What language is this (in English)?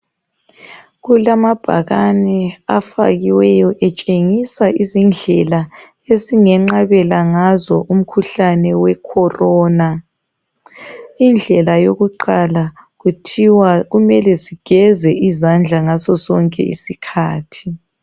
North Ndebele